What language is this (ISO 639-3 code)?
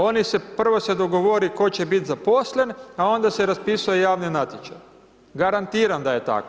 hrv